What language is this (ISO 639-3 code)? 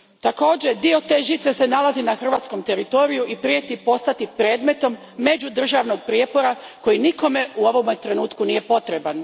hrv